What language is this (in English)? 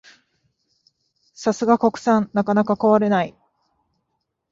Japanese